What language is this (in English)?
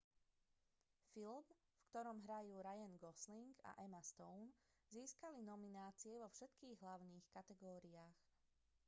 Slovak